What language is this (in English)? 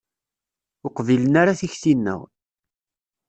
Kabyle